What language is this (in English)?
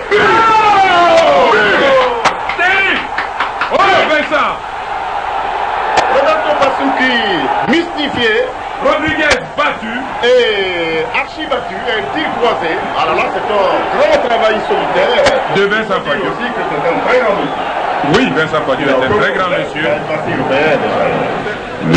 French